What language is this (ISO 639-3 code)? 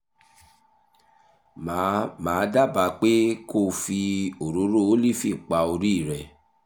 yor